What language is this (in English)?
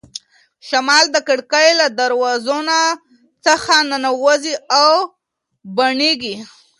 Pashto